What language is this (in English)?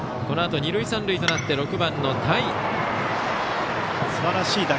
Japanese